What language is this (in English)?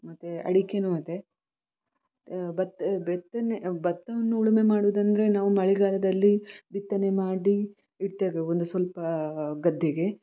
Kannada